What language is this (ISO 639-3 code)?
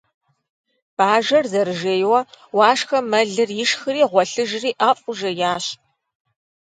kbd